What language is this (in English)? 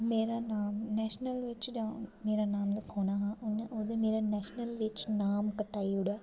Dogri